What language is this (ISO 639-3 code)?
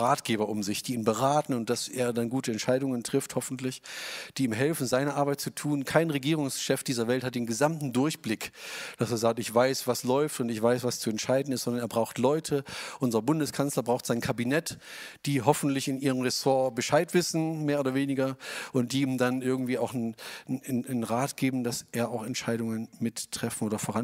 deu